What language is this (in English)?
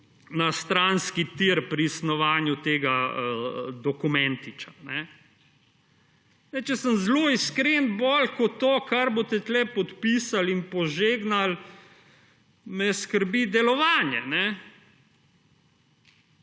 Slovenian